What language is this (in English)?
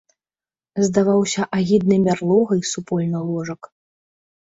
Belarusian